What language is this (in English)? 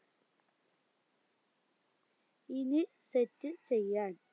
Malayalam